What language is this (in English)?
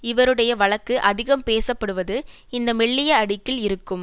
Tamil